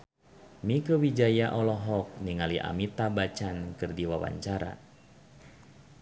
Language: Sundanese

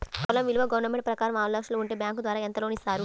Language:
Telugu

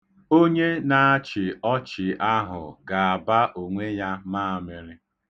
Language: Igbo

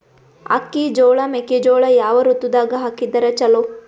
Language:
Kannada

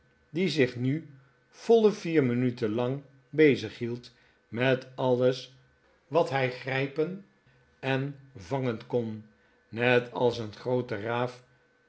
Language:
Dutch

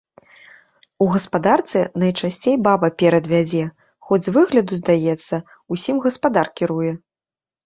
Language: Belarusian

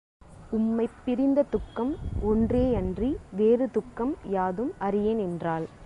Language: Tamil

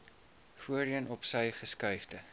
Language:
Afrikaans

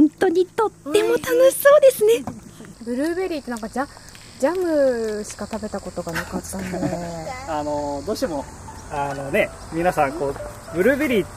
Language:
Japanese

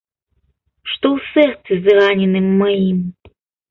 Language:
Belarusian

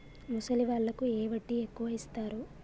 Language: Telugu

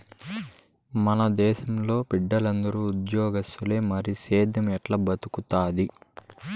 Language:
Telugu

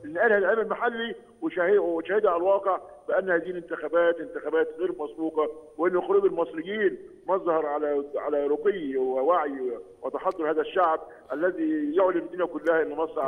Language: Arabic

